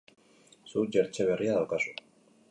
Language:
Basque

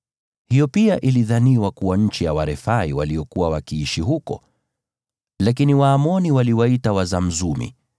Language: Swahili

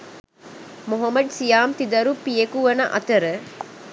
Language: Sinhala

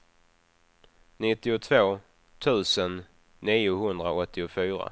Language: Swedish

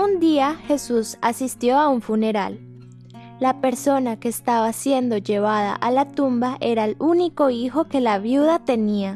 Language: Spanish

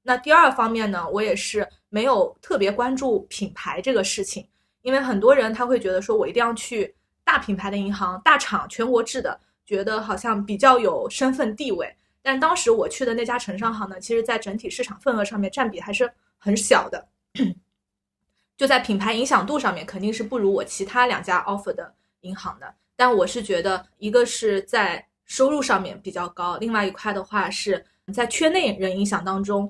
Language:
Chinese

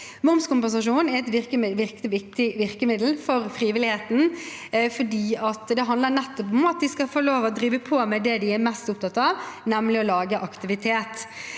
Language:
Norwegian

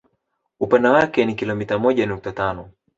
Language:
Swahili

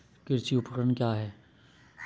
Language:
Hindi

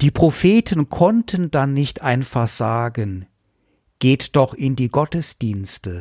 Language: German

